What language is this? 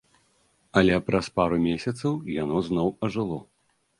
Belarusian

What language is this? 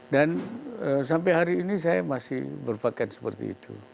Indonesian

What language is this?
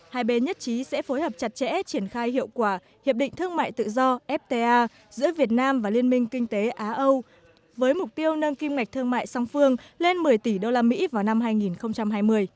Vietnamese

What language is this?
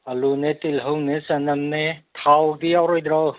Manipuri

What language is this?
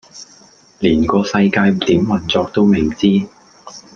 Cantonese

